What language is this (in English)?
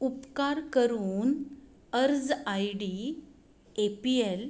Konkani